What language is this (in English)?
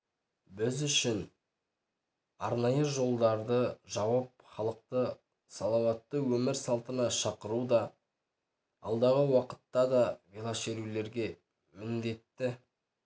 Kazakh